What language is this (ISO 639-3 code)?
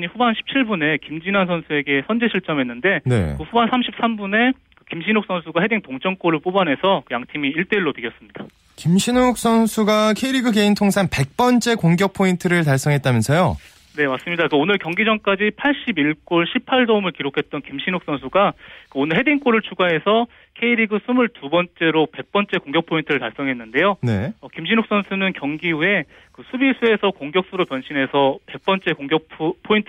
kor